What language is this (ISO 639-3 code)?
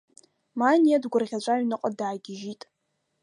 abk